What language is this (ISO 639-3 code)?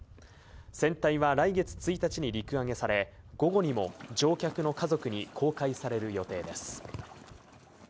jpn